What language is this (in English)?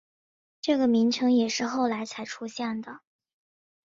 Chinese